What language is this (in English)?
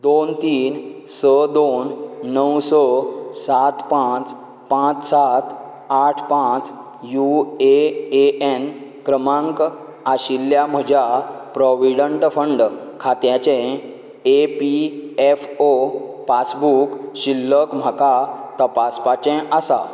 Konkani